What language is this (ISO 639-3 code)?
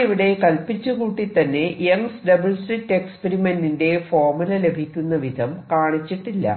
mal